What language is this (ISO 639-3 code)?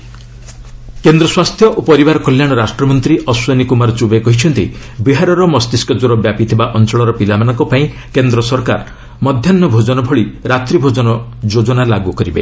ori